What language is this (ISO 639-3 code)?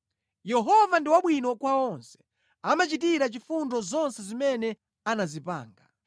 nya